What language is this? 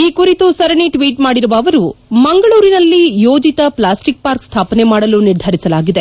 Kannada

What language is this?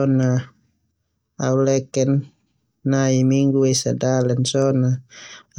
Termanu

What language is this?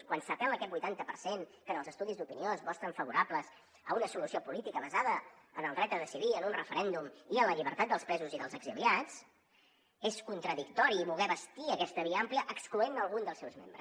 Catalan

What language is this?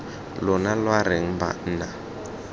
Tswana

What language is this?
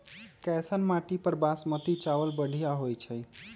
Magahi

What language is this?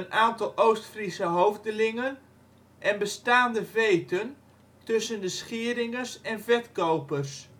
Dutch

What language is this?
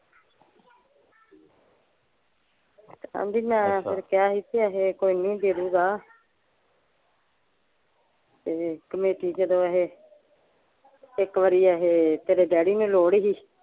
Punjabi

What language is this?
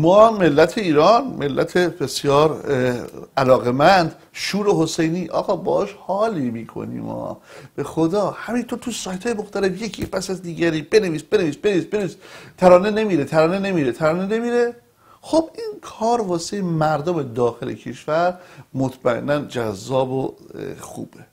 Persian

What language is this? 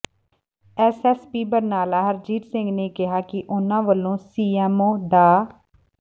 Punjabi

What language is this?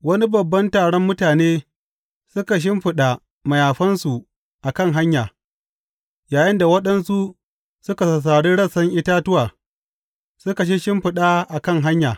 Hausa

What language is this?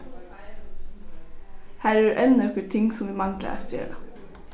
Faroese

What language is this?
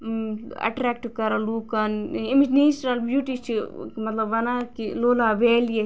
Kashmiri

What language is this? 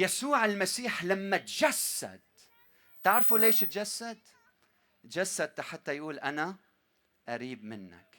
Arabic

